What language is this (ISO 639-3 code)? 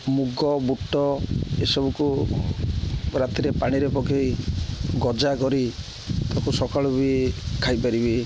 ori